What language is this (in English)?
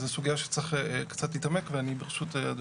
Hebrew